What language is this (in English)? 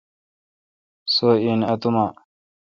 Kalkoti